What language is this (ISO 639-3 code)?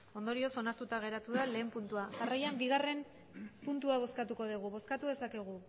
eus